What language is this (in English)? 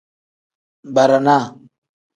Tem